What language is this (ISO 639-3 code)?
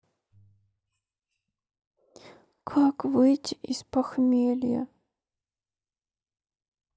rus